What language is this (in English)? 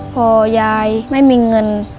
Thai